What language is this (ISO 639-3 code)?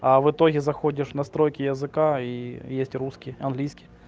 rus